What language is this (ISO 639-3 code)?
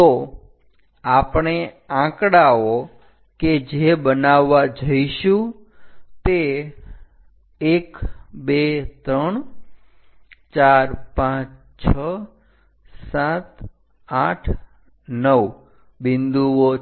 guj